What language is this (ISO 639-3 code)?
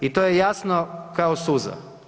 hrv